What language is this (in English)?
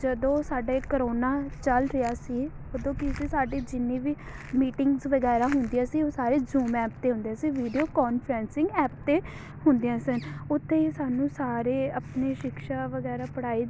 Punjabi